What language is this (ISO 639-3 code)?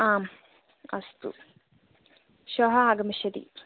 san